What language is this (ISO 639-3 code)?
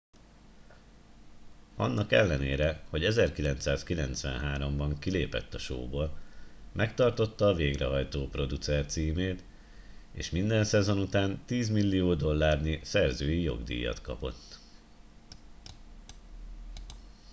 hun